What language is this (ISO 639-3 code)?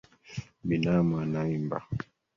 swa